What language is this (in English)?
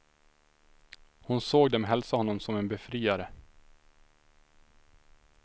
Swedish